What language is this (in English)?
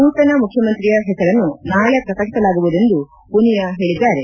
Kannada